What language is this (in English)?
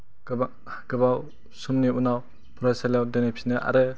Bodo